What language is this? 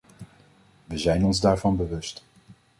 Dutch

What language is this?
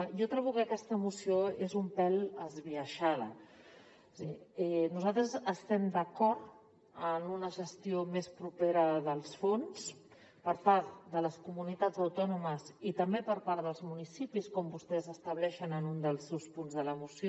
Catalan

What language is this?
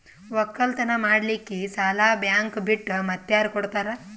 Kannada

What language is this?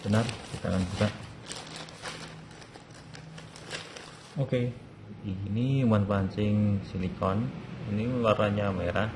Indonesian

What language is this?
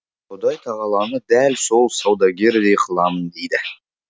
Kazakh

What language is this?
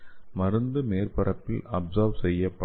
Tamil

